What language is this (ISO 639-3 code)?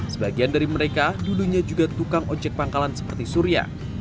ind